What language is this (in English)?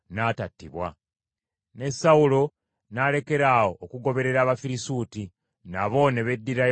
Ganda